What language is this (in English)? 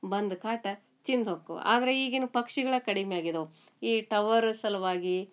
Kannada